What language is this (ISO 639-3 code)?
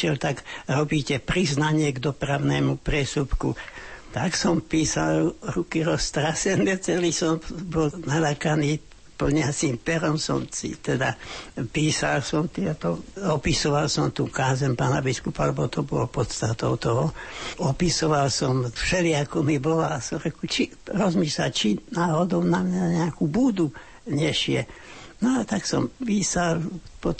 slk